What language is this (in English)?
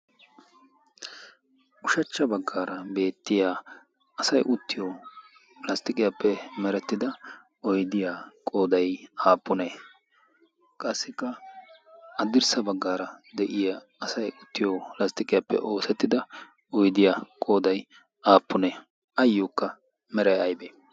Wolaytta